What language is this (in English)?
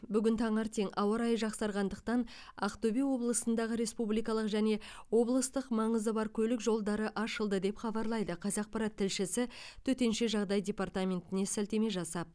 Kazakh